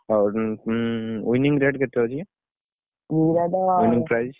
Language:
Odia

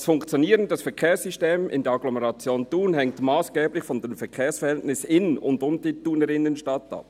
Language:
Swiss German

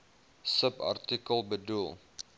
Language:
Afrikaans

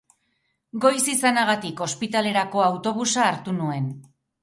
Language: Basque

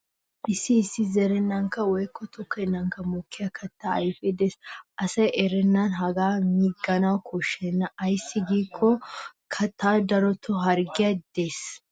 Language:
Wolaytta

